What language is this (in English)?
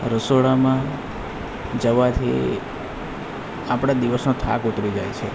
Gujarati